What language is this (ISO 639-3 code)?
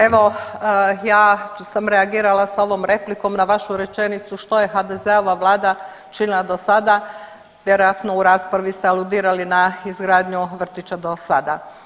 hrv